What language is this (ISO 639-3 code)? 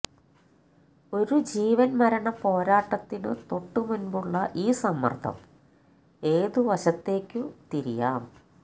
mal